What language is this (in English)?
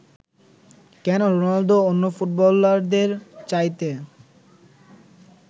Bangla